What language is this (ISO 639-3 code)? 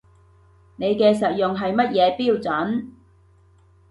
yue